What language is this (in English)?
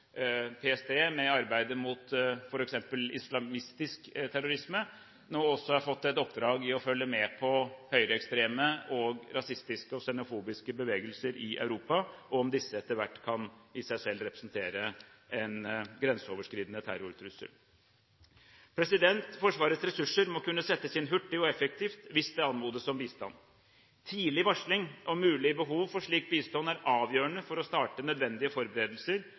Norwegian Bokmål